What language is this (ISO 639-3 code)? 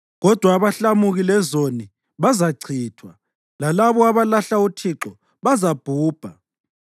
nde